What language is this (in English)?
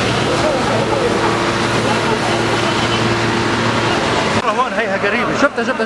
Arabic